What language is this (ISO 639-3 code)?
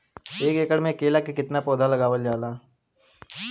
bho